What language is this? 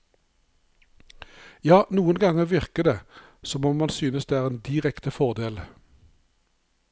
Norwegian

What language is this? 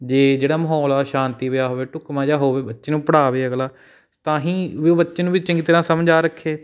Punjabi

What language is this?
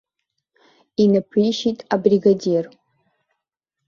Abkhazian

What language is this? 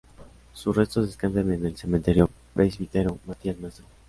Spanish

